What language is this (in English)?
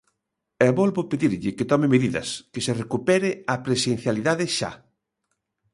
Galician